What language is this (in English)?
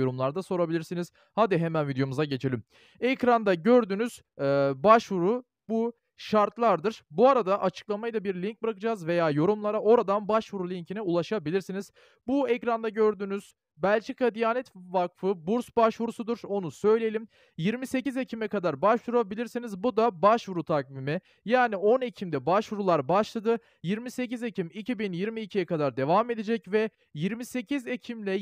Turkish